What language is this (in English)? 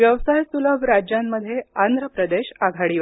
Marathi